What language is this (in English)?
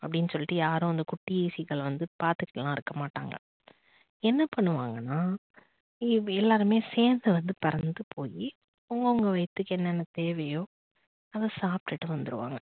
Tamil